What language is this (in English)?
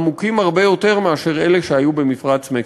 Hebrew